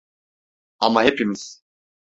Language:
Turkish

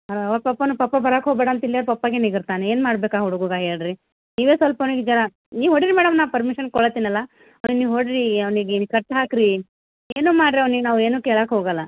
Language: Kannada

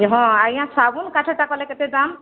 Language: Odia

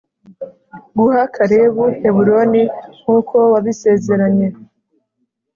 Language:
Kinyarwanda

